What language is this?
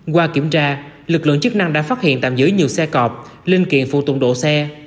Vietnamese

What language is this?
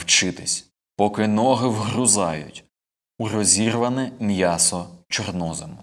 Ukrainian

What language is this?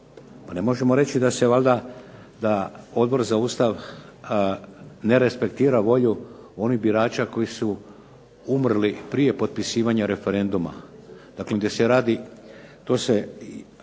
Croatian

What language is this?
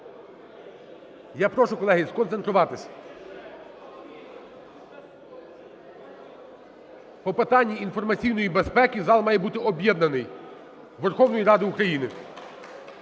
Ukrainian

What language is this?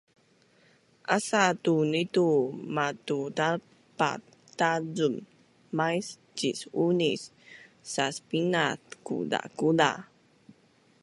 Bunun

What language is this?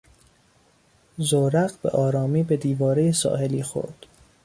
Persian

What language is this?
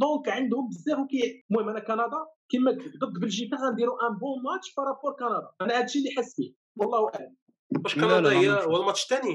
Arabic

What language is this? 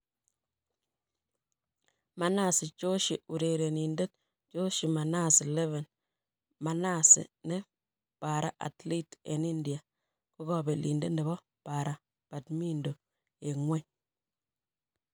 Kalenjin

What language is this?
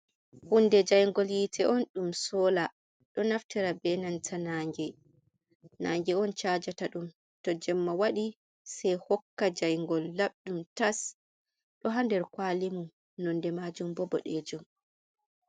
Fula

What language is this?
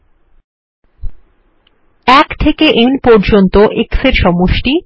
Bangla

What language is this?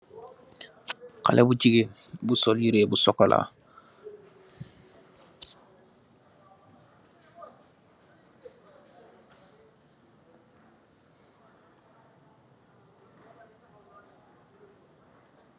Wolof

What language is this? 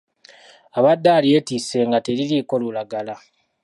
Ganda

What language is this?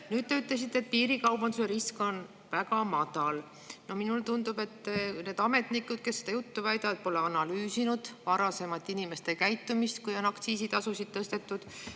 Estonian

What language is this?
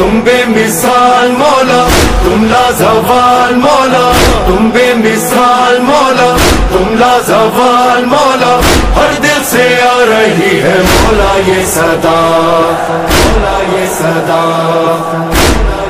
Hindi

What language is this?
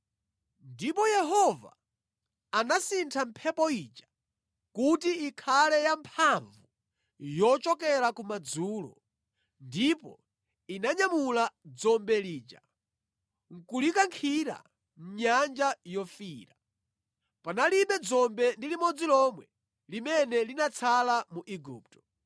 Nyanja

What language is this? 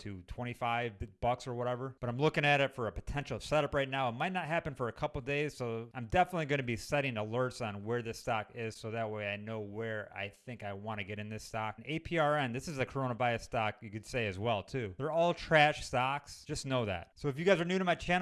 English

